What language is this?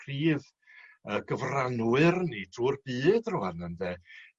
Welsh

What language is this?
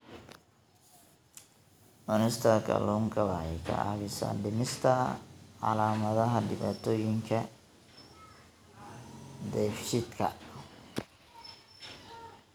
Somali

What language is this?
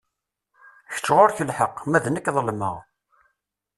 Kabyle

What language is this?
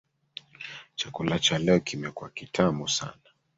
Swahili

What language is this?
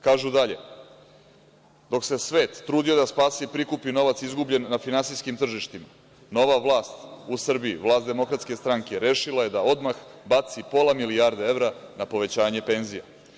Serbian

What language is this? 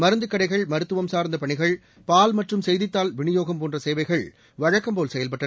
Tamil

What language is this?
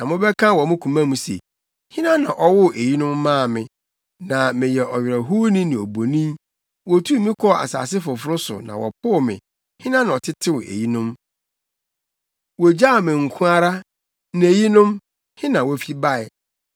Akan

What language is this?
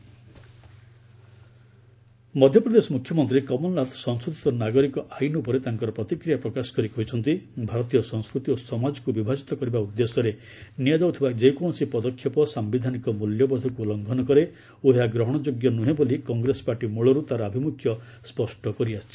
Odia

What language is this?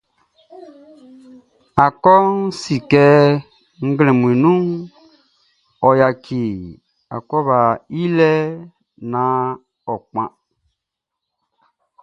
Baoulé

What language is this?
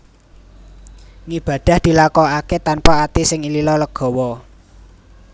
Javanese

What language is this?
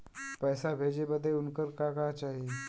Bhojpuri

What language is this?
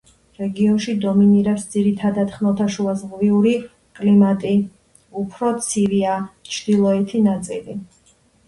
Georgian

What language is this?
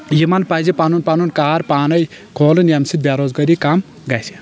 Kashmiri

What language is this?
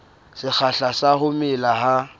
Southern Sotho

